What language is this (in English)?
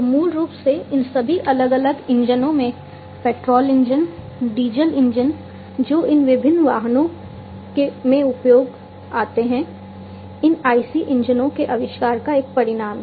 Hindi